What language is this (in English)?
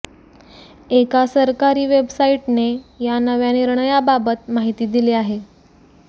Marathi